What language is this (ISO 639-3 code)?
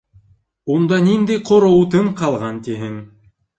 bak